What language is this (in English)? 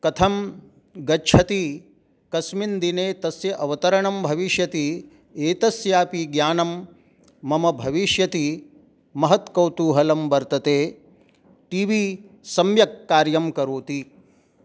Sanskrit